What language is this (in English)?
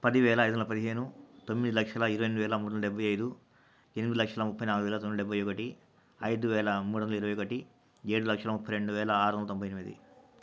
Telugu